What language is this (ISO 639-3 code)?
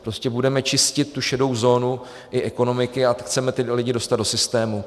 ces